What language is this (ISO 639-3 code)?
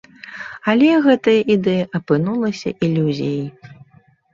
bel